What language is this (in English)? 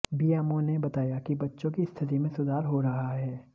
Hindi